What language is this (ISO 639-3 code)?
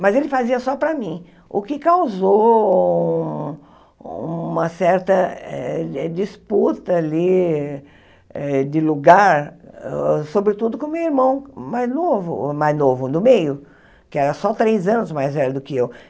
por